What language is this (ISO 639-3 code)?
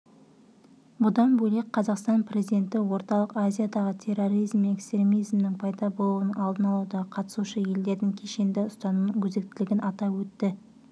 kaz